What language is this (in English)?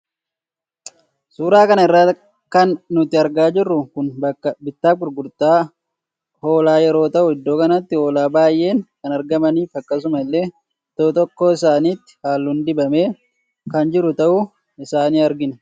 Oromo